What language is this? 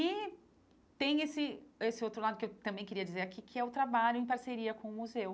Portuguese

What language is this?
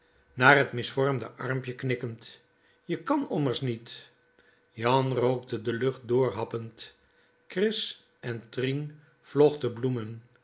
Dutch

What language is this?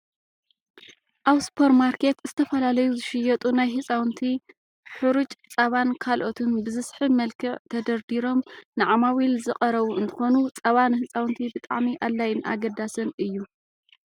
Tigrinya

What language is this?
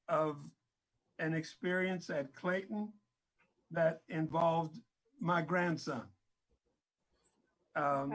English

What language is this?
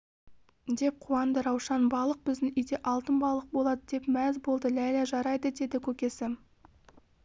Kazakh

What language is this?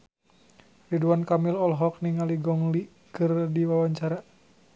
Sundanese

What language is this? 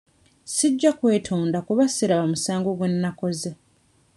Ganda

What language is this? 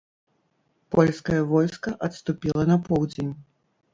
Belarusian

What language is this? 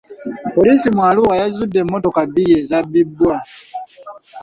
Ganda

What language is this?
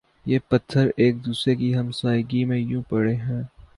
Urdu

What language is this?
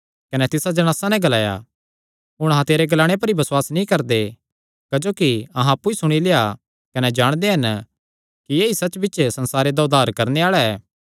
Kangri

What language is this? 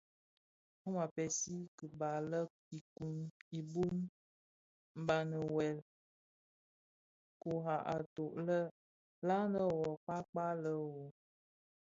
Bafia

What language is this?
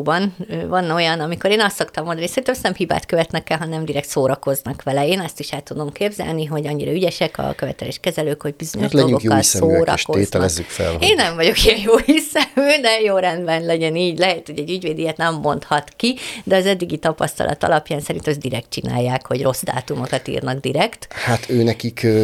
Hungarian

